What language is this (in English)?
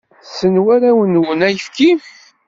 Kabyle